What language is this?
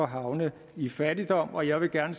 Danish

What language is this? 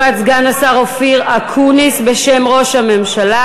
Hebrew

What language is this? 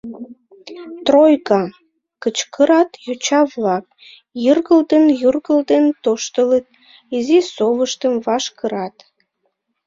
Mari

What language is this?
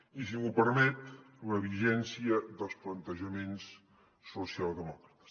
Catalan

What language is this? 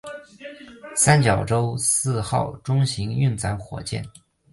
Chinese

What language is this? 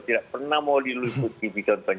Indonesian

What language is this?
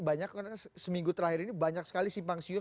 Indonesian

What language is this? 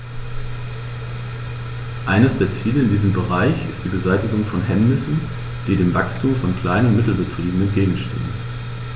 German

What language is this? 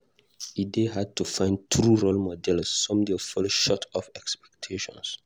Nigerian Pidgin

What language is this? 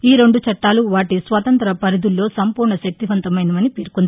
Telugu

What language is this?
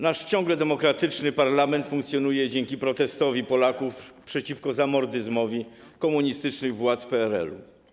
Polish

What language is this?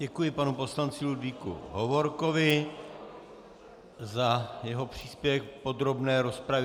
Czech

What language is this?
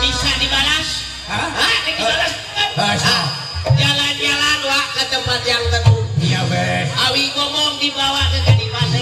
Indonesian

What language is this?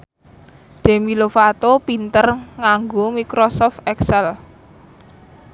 Javanese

